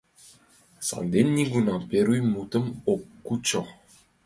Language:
Mari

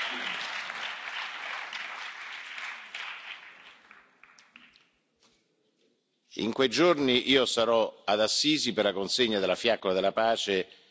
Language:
Italian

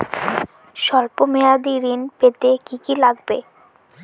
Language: Bangla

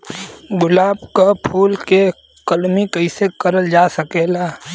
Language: Bhojpuri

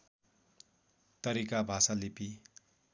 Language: Nepali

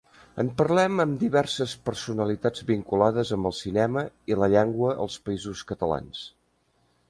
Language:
Catalan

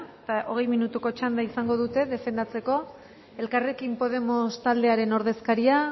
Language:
Basque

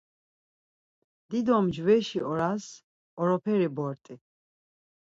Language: Laz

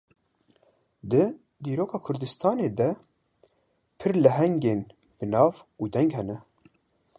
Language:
Kurdish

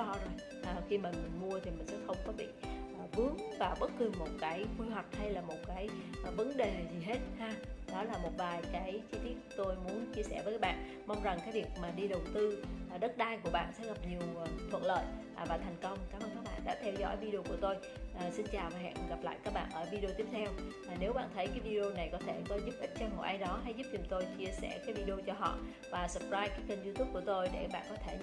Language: Vietnamese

